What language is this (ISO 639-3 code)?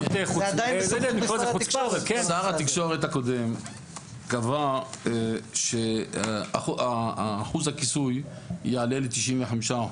heb